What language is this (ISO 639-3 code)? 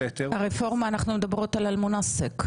heb